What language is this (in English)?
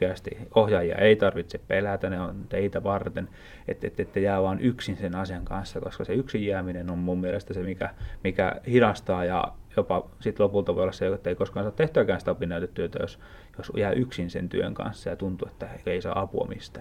Finnish